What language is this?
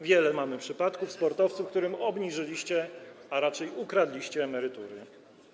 Polish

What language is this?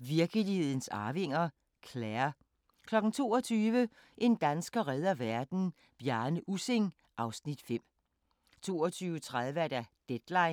Danish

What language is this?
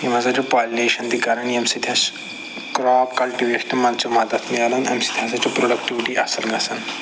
Kashmiri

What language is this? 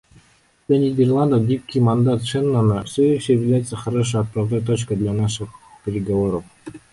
Russian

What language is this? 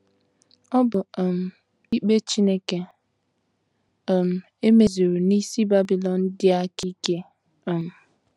Igbo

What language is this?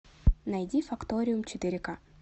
Russian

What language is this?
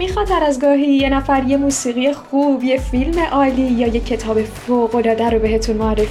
Persian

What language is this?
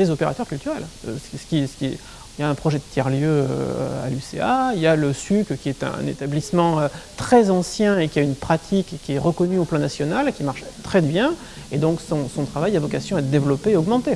French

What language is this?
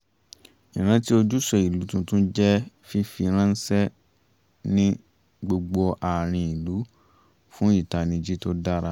Yoruba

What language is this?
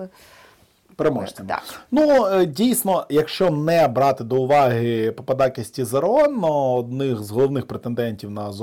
Ukrainian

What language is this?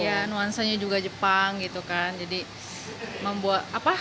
Indonesian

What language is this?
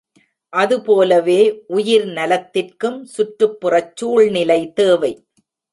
Tamil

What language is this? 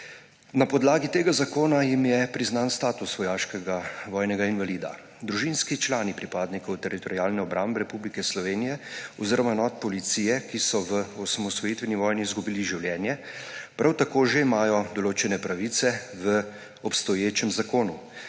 Slovenian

